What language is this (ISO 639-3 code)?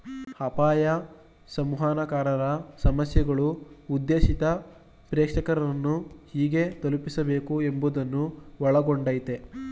kan